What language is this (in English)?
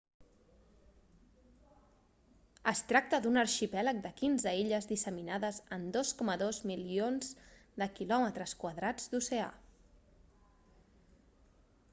Catalan